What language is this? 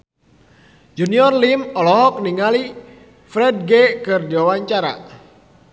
Sundanese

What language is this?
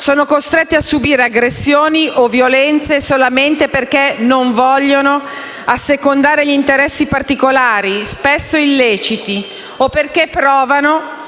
Italian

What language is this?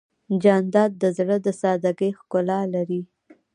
Pashto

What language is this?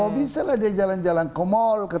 Indonesian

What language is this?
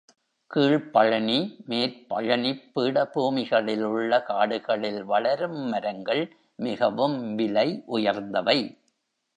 Tamil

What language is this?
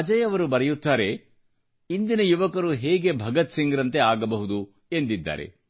Kannada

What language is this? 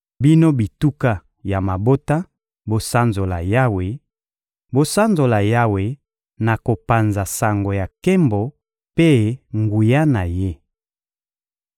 Lingala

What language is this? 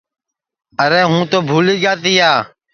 Sansi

